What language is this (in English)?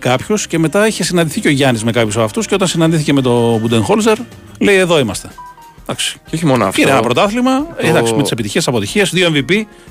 Greek